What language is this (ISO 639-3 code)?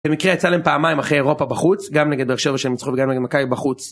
heb